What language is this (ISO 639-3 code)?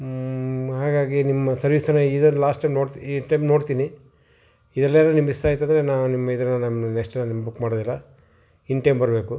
kan